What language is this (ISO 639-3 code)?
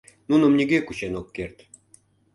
chm